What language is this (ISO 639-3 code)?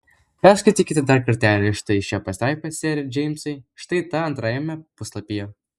lit